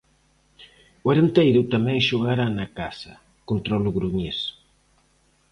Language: Galician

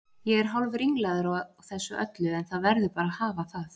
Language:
Icelandic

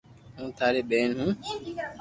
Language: Loarki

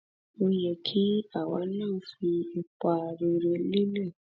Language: Yoruba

